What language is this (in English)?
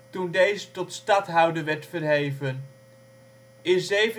Dutch